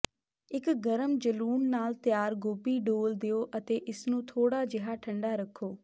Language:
Punjabi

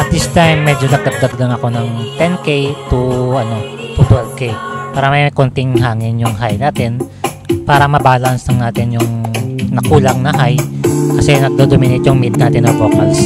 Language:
Filipino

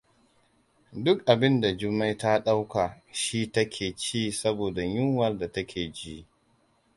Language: Hausa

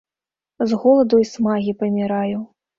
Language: Belarusian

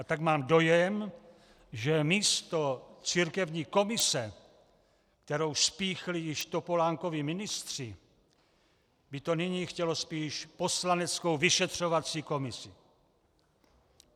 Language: Czech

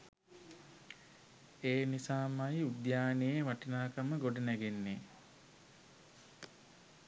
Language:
Sinhala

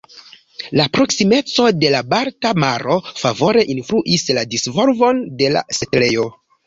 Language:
Esperanto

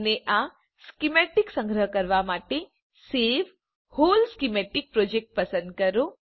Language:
Gujarati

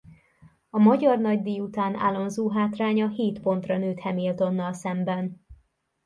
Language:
Hungarian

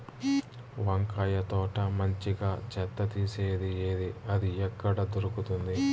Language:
Telugu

